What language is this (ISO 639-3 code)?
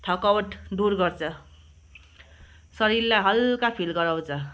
nep